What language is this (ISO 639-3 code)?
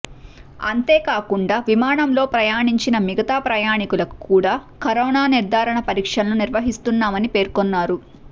tel